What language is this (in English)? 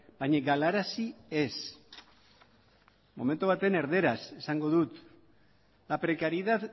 Basque